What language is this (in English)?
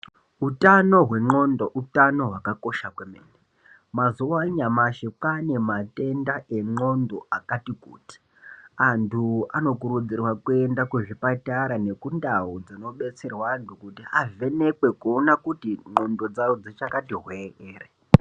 Ndau